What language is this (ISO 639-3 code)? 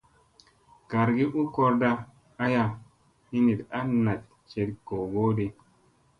mse